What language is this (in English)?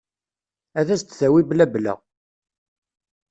Kabyle